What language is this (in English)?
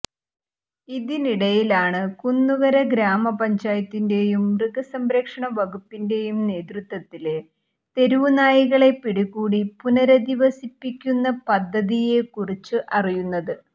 Malayalam